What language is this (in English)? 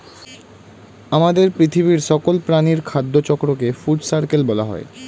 Bangla